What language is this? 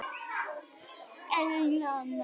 Icelandic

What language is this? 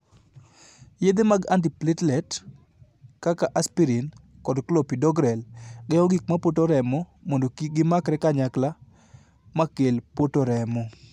Luo (Kenya and Tanzania)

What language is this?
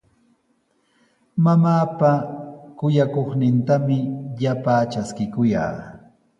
Sihuas Ancash Quechua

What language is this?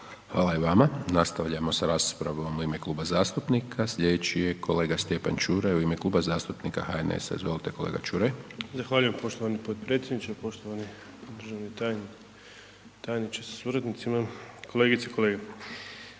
Croatian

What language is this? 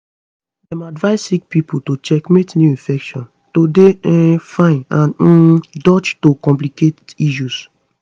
Nigerian Pidgin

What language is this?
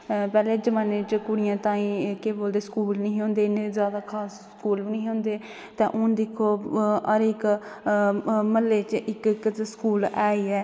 Dogri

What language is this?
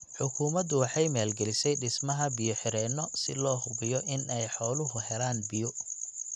Somali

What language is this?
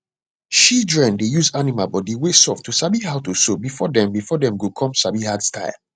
Nigerian Pidgin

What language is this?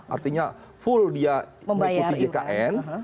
Indonesian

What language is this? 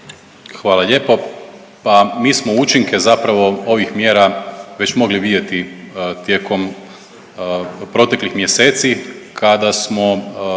Croatian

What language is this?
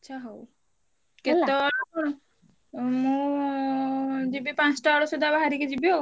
Odia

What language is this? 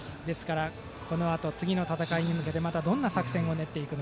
Japanese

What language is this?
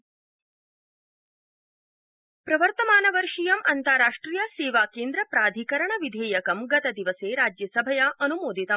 Sanskrit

